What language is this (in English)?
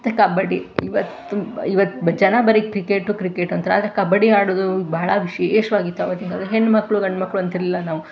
Kannada